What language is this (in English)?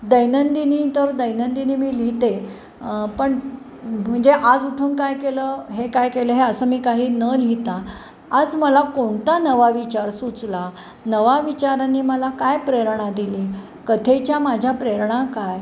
Marathi